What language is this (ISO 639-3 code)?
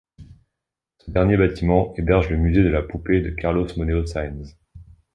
fra